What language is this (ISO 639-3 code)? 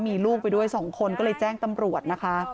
tha